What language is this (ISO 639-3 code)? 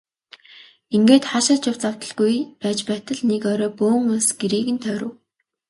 mon